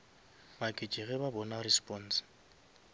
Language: Northern Sotho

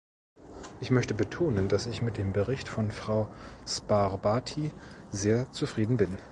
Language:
German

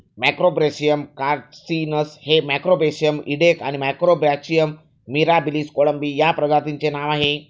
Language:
Marathi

